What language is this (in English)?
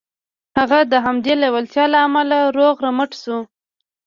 Pashto